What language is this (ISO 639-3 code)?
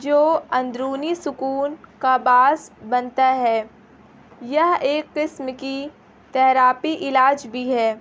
urd